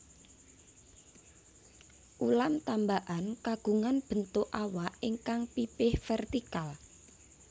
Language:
Javanese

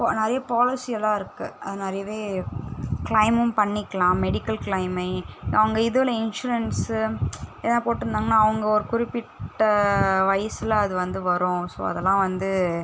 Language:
Tamil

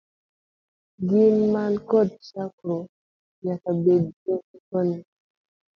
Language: Luo (Kenya and Tanzania)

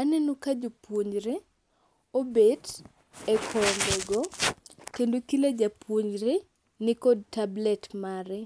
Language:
Luo (Kenya and Tanzania)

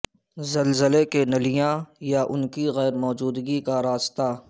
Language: Urdu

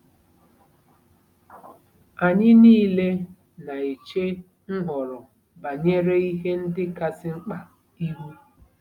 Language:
Igbo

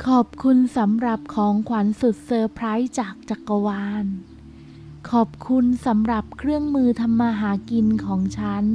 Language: Thai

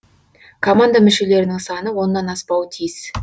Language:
Kazakh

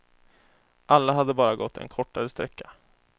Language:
Swedish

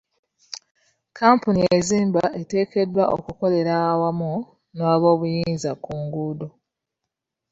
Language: Ganda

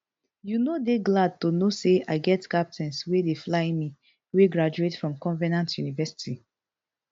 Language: Nigerian Pidgin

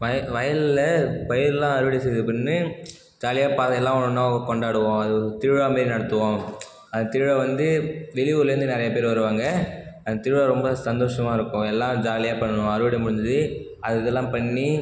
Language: Tamil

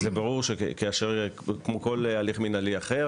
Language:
Hebrew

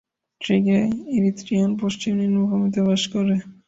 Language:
Bangla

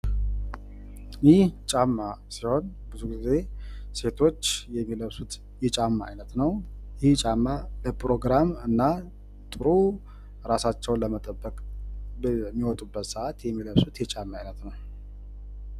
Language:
Amharic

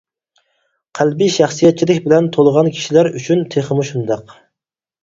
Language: Uyghur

